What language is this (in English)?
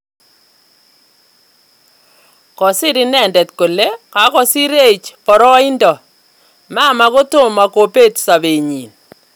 Kalenjin